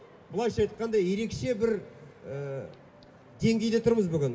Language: Kazakh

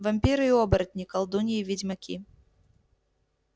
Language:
Russian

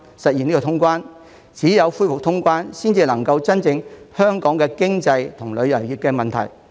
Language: Cantonese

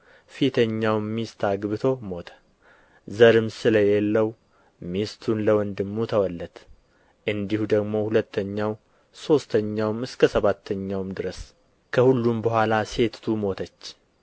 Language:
Amharic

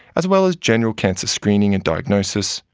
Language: English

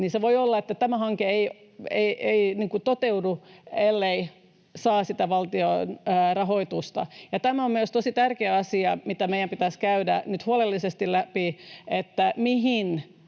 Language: Finnish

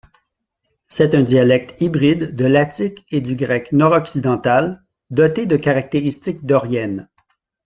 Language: French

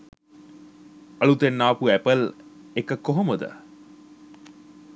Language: Sinhala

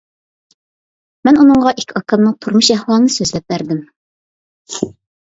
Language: Uyghur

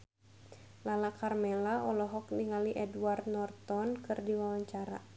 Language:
Sundanese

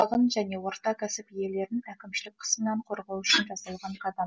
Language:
Kazakh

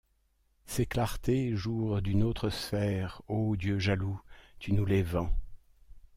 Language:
French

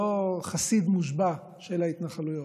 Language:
Hebrew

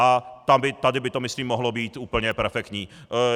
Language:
Czech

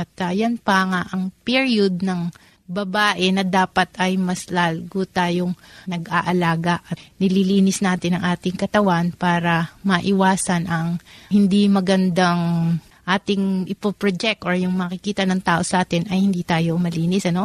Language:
Filipino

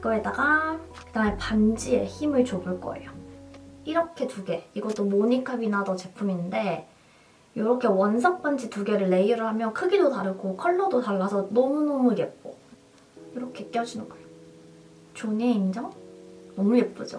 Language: Korean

